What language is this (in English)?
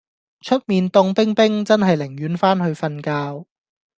Cantonese